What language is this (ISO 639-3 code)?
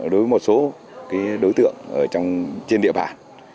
vie